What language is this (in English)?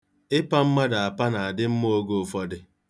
Igbo